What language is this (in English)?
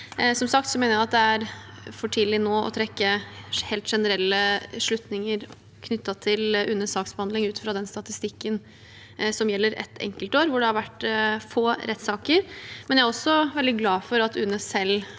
Norwegian